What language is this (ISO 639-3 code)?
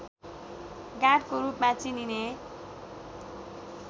nep